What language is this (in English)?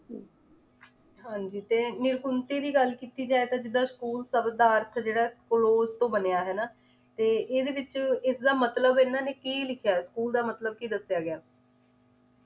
Punjabi